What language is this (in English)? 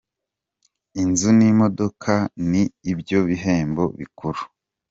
Kinyarwanda